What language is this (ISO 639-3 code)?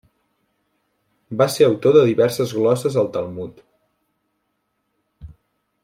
cat